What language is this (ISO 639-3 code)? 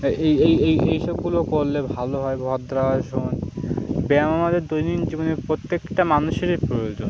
ben